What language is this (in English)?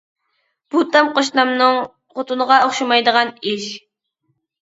Uyghur